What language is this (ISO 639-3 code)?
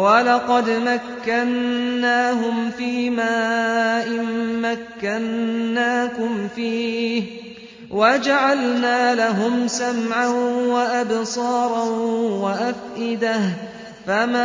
ara